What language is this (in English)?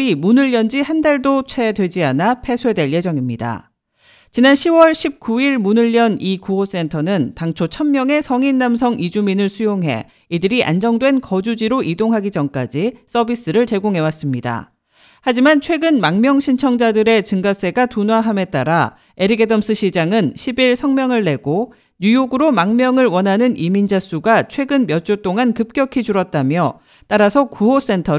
Korean